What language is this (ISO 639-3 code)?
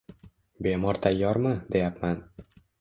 uzb